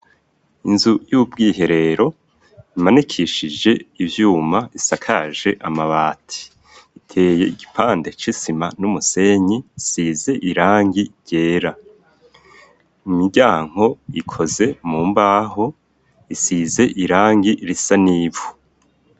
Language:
Rundi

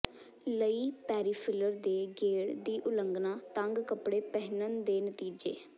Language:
Punjabi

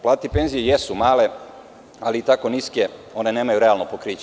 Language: Serbian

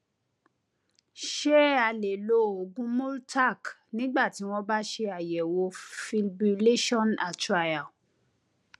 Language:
Yoruba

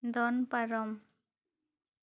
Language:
Santali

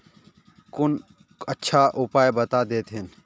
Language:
Magahi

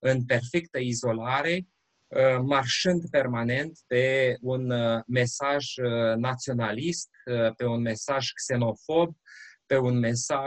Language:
Romanian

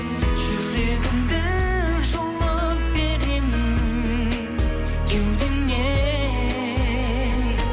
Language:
Kazakh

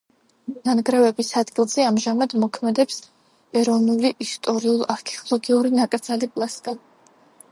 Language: Georgian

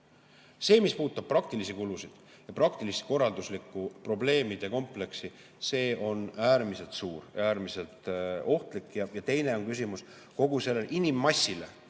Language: Estonian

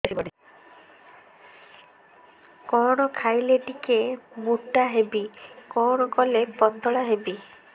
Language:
Odia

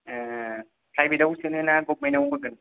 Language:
Bodo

